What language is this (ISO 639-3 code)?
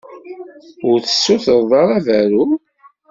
kab